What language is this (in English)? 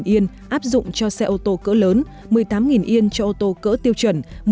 Vietnamese